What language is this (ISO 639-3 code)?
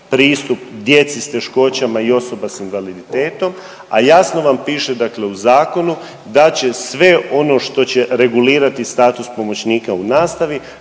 hrv